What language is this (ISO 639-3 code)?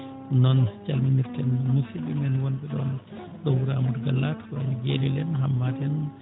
ful